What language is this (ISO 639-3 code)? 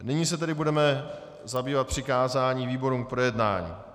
ces